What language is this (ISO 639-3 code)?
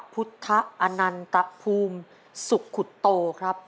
tha